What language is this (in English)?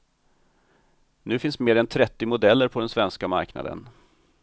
Swedish